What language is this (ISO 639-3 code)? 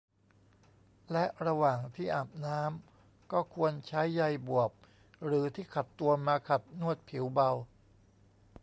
tha